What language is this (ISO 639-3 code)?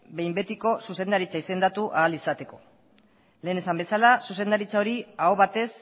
eus